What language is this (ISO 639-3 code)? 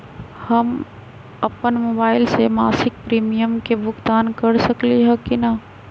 mag